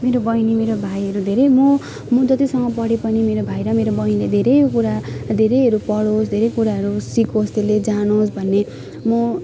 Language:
Nepali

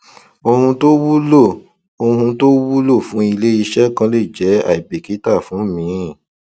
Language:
Yoruba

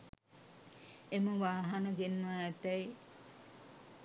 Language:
Sinhala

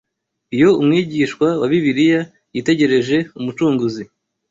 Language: Kinyarwanda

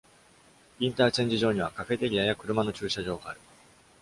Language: Japanese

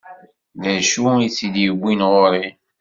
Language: Kabyle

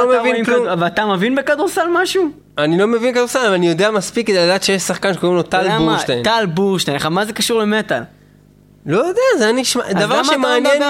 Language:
Hebrew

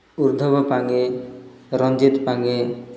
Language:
Odia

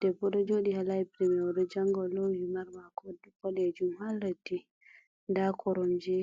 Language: Fula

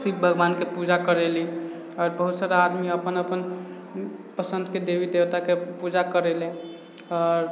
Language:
Maithili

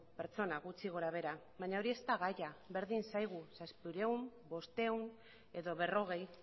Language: Basque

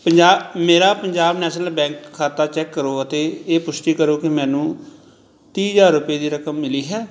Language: Punjabi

